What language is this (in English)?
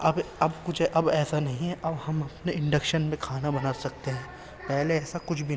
Urdu